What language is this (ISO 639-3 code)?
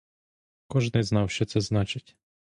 ukr